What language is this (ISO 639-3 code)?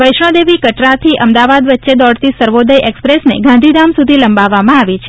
guj